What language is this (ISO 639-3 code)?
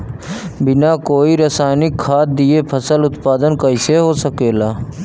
bho